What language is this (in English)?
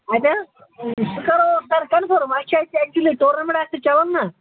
Kashmiri